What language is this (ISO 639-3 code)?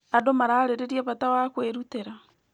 kik